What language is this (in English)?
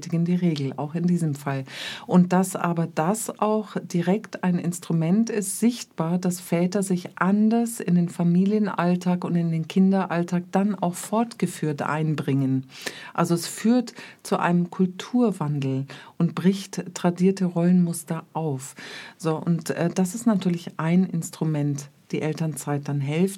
German